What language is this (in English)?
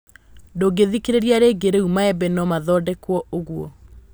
Kikuyu